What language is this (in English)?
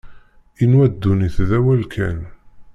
Kabyle